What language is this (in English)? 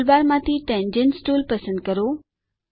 Gujarati